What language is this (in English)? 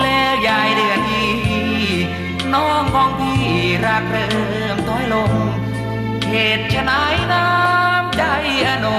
Thai